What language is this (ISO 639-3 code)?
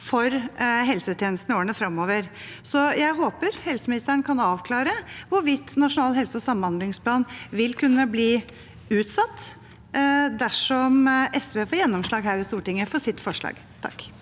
nor